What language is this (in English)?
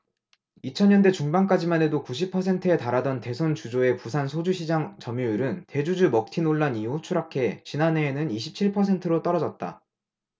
Korean